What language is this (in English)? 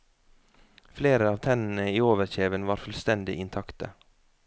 Norwegian